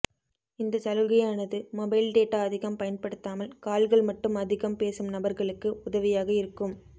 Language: Tamil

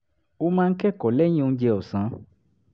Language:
Yoruba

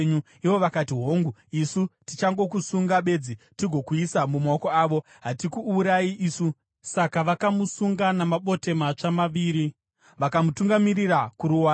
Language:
Shona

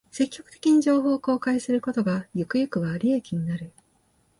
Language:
Japanese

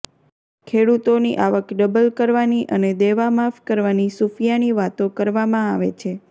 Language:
Gujarati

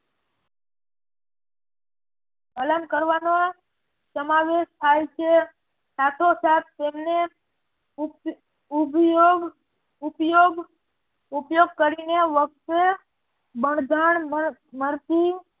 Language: Gujarati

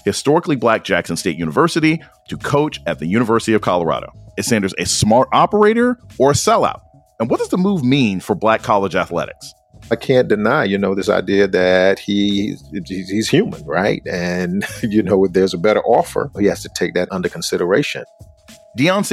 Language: English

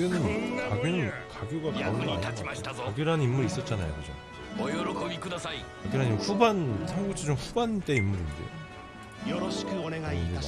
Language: Korean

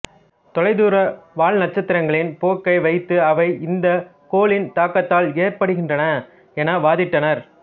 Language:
Tamil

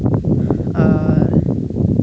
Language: Santali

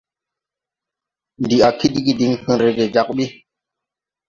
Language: Tupuri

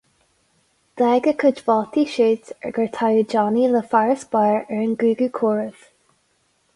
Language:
Irish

